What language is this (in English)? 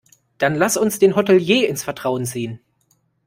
German